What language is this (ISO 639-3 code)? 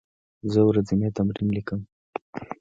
pus